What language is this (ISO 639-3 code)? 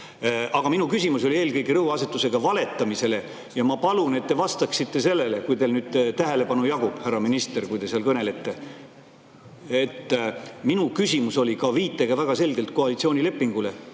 est